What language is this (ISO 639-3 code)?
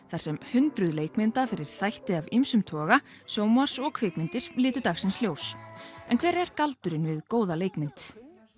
isl